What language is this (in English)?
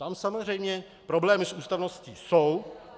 Czech